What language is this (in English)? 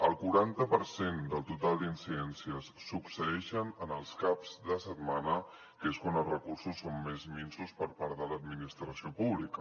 Catalan